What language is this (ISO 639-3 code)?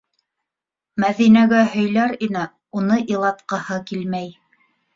bak